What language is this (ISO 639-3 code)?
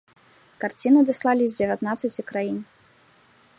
bel